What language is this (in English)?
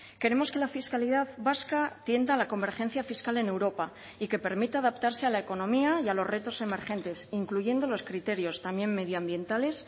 Spanish